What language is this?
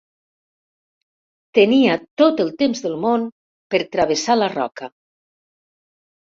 Catalan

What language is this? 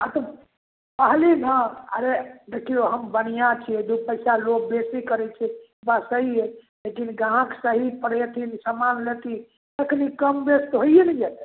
Maithili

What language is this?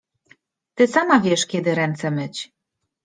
Polish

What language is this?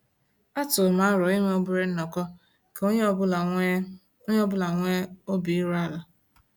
Igbo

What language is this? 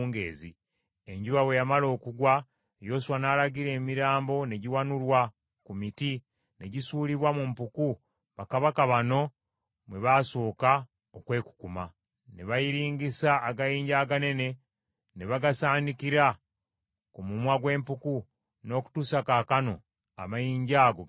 Ganda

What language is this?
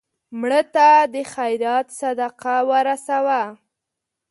Pashto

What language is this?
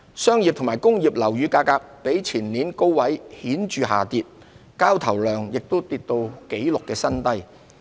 Cantonese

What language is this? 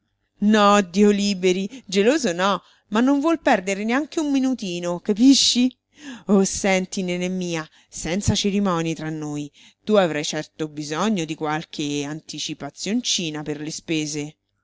Italian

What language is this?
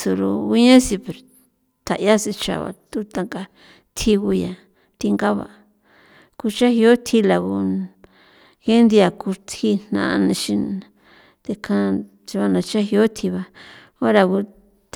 San Felipe Otlaltepec Popoloca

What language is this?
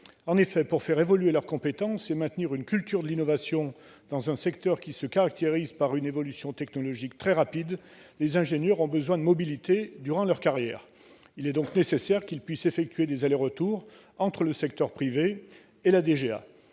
French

